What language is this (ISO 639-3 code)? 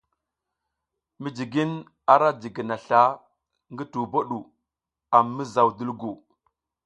giz